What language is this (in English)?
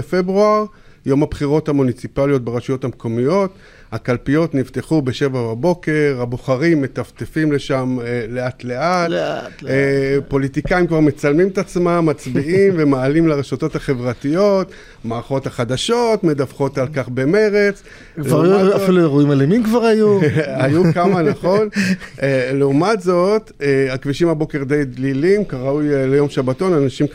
Hebrew